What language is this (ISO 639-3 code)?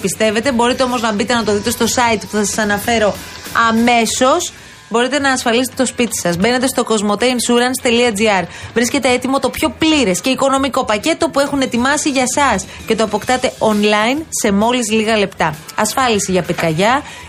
ell